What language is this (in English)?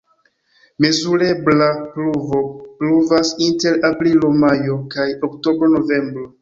Esperanto